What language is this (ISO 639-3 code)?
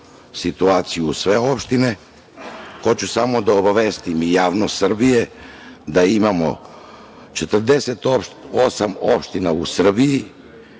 srp